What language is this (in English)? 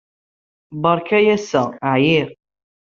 Kabyle